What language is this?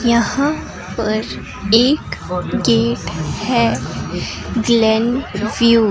Hindi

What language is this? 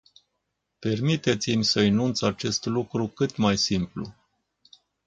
Romanian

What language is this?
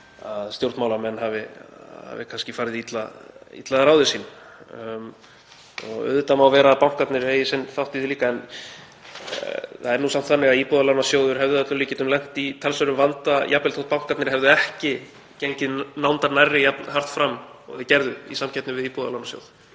Icelandic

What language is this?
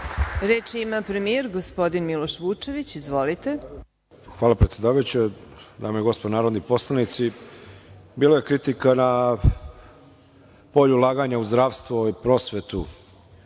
Serbian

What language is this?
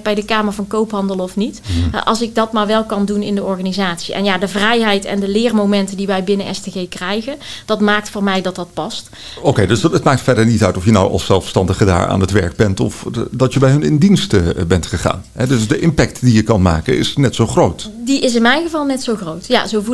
Dutch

